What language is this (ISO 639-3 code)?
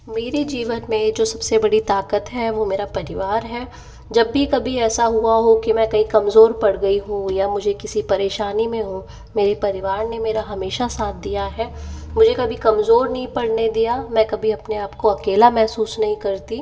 hin